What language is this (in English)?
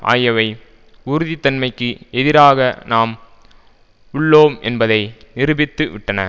Tamil